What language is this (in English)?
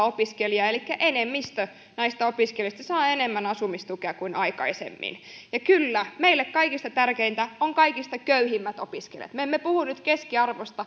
Finnish